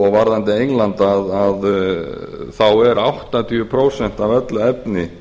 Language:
Icelandic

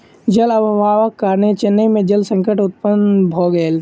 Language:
Maithili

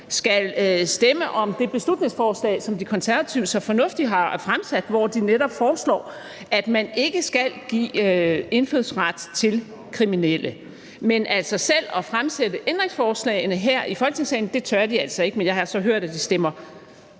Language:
Danish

